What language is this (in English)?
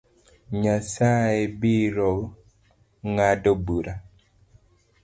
Luo (Kenya and Tanzania)